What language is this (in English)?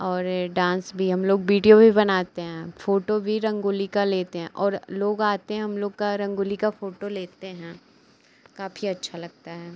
Hindi